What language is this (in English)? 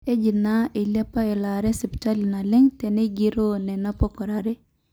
Masai